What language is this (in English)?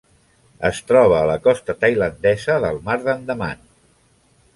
Catalan